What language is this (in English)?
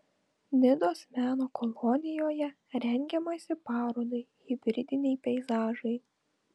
Lithuanian